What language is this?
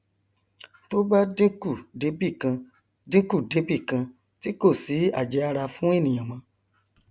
Yoruba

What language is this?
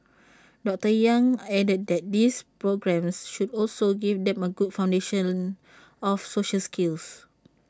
English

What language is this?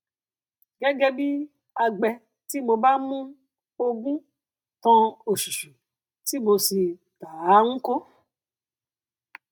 Yoruba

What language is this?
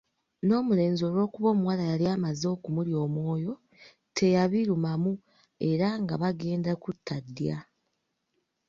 Ganda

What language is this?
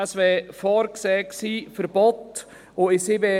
Swiss German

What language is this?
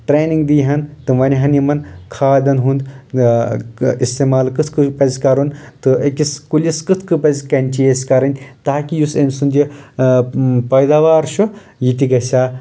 Kashmiri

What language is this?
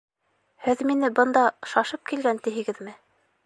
Bashkir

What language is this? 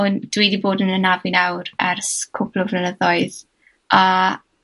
Welsh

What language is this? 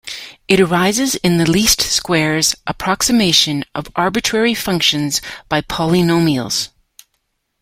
English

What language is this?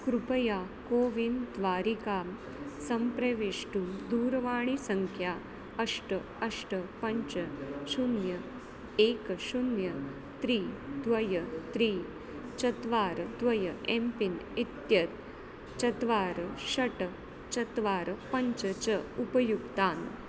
Sanskrit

